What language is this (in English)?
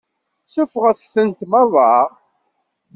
Kabyle